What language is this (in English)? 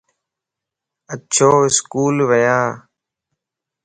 Lasi